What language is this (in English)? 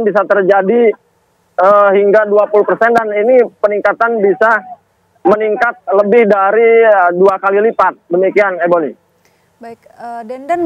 Indonesian